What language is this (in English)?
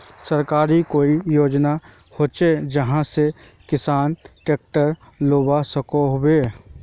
Magahi